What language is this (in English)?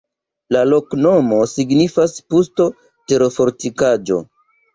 Esperanto